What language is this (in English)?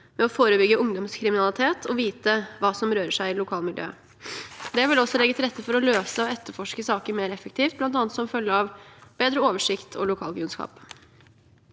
Norwegian